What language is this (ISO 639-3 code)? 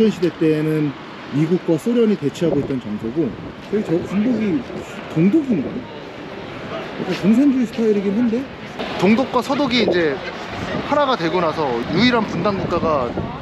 kor